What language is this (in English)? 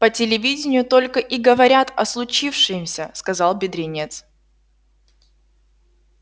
Russian